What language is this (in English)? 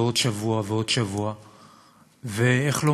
Hebrew